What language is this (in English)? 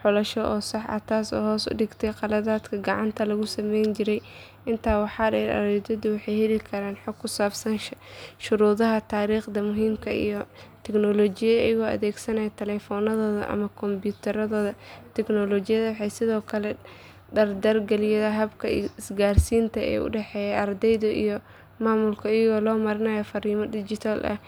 Somali